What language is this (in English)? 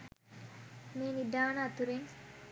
Sinhala